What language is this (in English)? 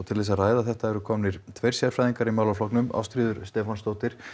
Icelandic